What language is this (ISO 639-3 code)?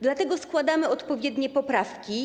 pol